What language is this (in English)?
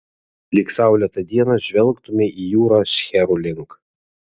Lithuanian